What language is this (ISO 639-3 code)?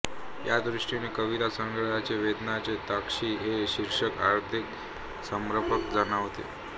mar